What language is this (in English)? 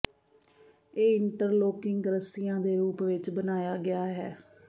Punjabi